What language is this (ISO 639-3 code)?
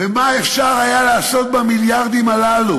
heb